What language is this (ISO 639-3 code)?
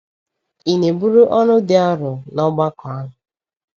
ibo